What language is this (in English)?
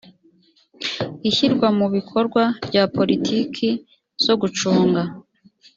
Kinyarwanda